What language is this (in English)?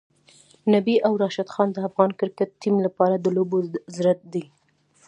Pashto